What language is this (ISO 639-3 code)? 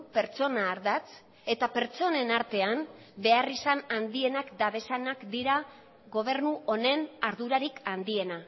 eus